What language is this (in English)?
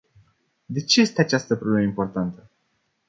Romanian